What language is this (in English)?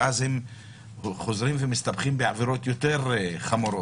Hebrew